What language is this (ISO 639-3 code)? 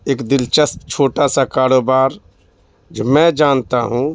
urd